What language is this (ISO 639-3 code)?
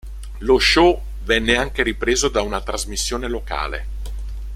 ita